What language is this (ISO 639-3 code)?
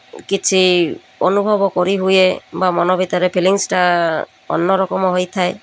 ori